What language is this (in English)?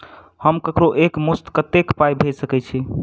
Maithili